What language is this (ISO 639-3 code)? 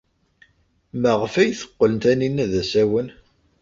kab